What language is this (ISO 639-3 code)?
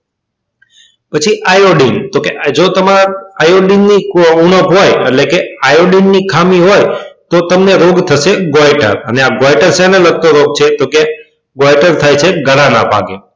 guj